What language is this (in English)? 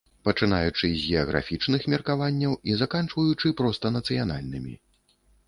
Belarusian